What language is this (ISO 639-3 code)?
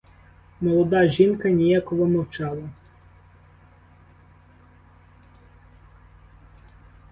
ukr